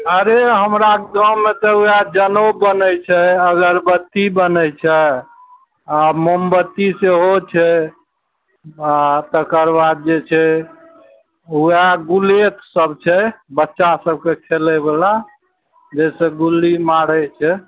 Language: Maithili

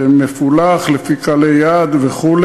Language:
Hebrew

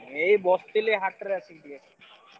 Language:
Odia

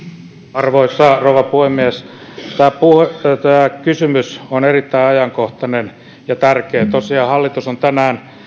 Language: Finnish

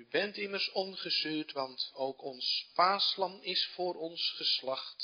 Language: Dutch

